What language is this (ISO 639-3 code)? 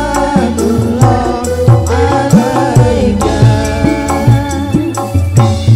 ind